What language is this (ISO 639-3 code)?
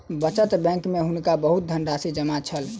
mai